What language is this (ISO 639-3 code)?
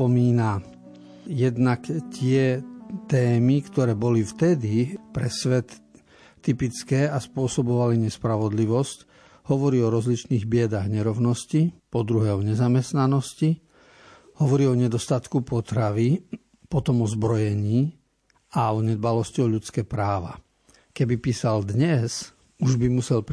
slk